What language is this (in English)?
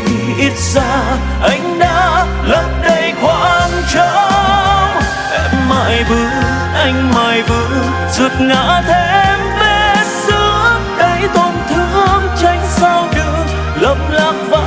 Vietnamese